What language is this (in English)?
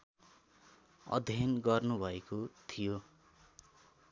Nepali